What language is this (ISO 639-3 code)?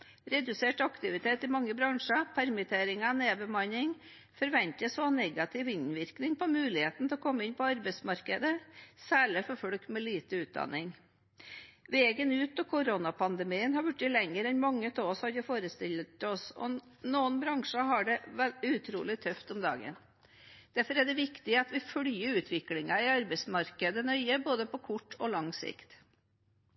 nob